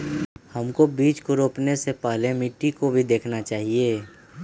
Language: Magahi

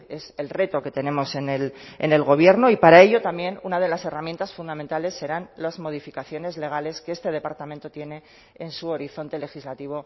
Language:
Spanish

